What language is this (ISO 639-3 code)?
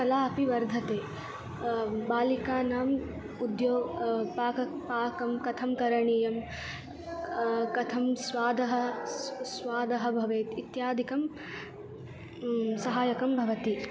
san